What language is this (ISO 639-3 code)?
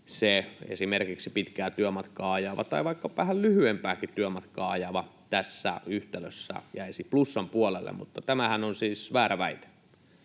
fin